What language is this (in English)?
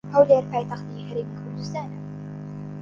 Central Kurdish